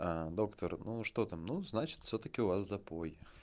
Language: Russian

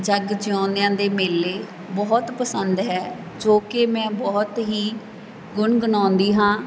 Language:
Punjabi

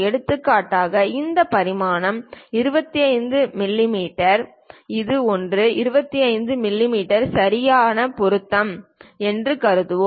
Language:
Tamil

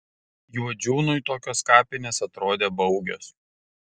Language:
Lithuanian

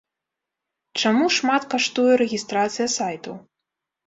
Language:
Belarusian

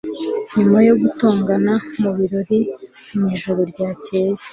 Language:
Kinyarwanda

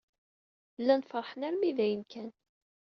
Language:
Kabyle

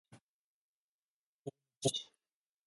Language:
Japanese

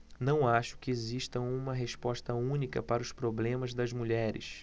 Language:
Portuguese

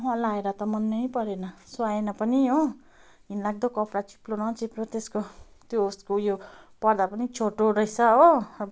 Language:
Nepali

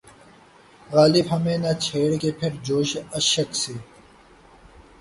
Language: Urdu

